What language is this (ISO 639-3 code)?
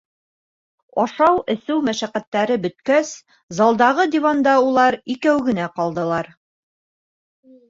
bak